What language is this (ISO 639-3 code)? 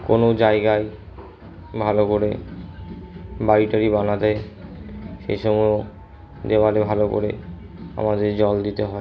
ben